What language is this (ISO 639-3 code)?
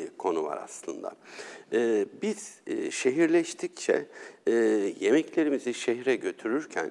tur